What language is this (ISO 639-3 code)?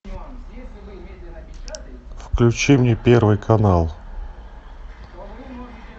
rus